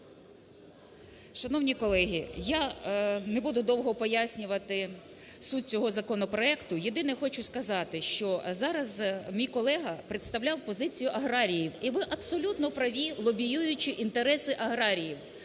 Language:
Ukrainian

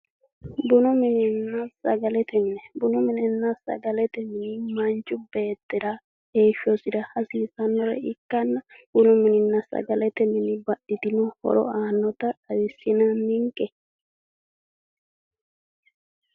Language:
Sidamo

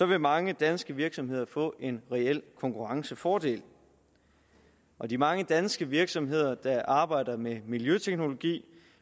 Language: Danish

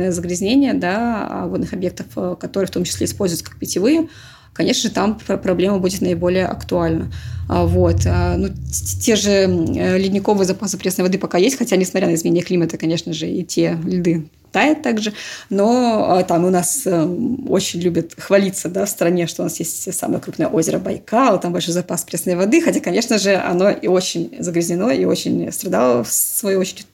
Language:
Russian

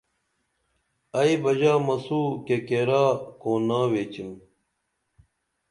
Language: Dameli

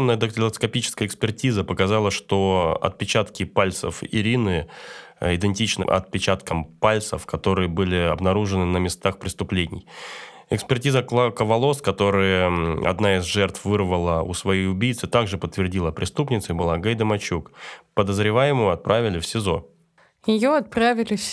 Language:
Russian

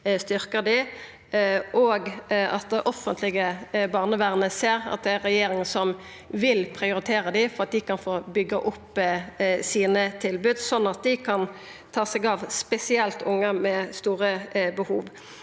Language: Norwegian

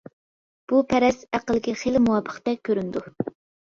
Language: Uyghur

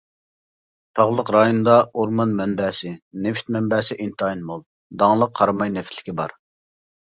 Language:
Uyghur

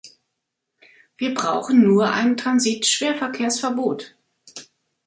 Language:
German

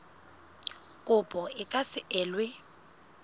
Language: Southern Sotho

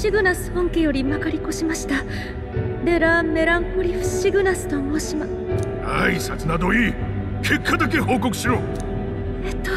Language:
Japanese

